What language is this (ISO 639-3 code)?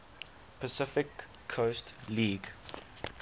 eng